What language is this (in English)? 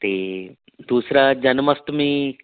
Punjabi